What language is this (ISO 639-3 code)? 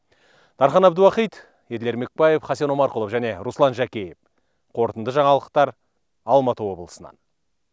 kaz